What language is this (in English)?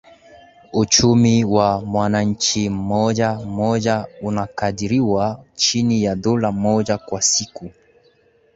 Swahili